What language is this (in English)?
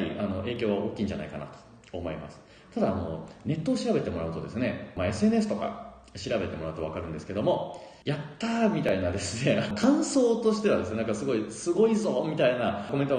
Japanese